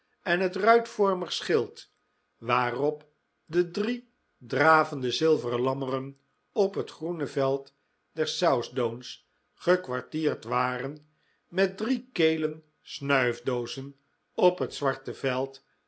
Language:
Dutch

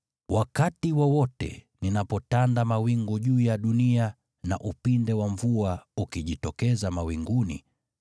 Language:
Swahili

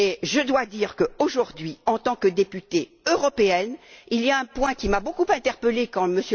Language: French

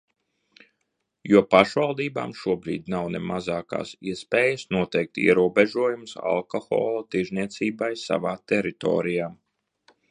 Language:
Latvian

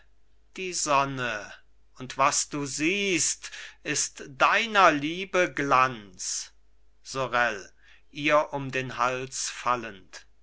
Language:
German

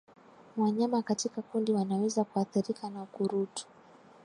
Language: Swahili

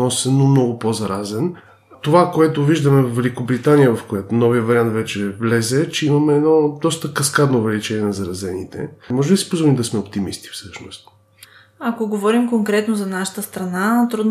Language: Bulgarian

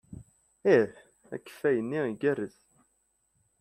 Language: Kabyle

